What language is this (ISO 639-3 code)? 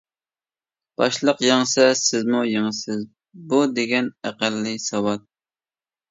uig